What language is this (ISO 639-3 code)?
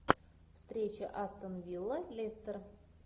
rus